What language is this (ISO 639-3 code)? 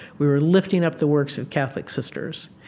eng